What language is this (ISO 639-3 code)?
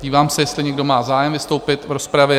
ces